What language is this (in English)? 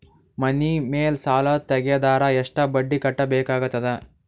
Kannada